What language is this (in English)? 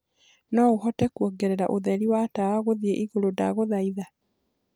Kikuyu